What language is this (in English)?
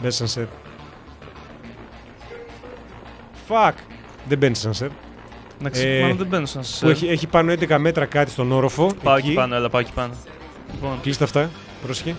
Greek